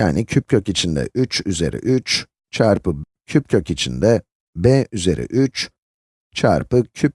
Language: Turkish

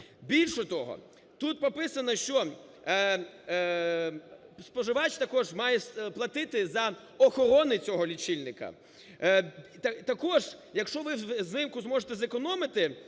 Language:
Ukrainian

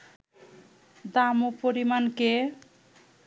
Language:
Bangla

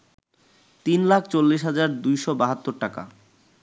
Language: Bangla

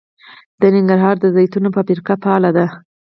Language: Pashto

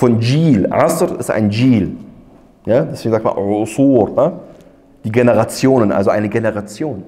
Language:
German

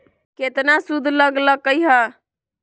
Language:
Magahi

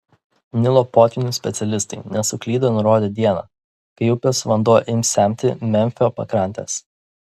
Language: Lithuanian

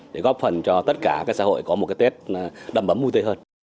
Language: Vietnamese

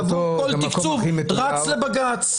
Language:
Hebrew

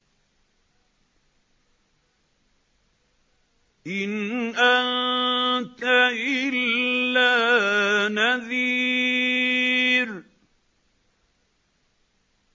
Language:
Arabic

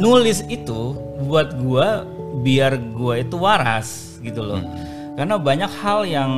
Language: Indonesian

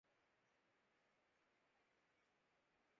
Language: Urdu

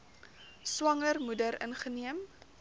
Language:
Afrikaans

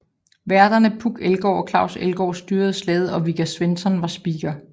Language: Danish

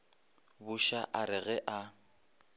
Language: Northern Sotho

